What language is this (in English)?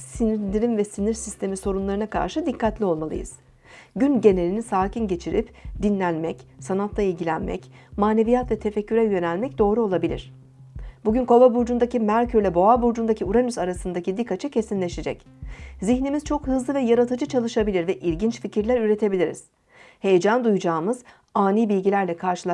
Turkish